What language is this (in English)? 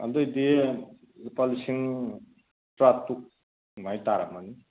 Manipuri